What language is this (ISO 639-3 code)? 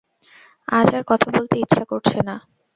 ben